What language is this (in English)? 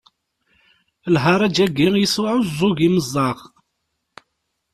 Kabyle